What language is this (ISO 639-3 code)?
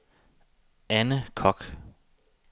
dan